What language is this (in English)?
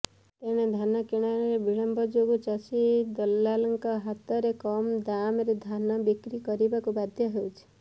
Odia